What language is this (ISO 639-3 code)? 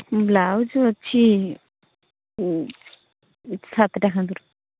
ori